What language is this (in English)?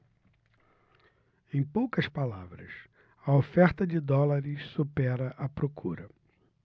Portuguese